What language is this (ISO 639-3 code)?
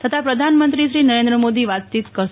guj